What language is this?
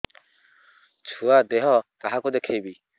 Odia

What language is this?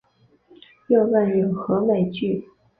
Chinese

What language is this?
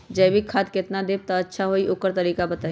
Magahi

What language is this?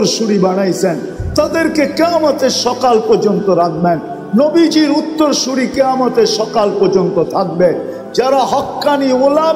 Turkish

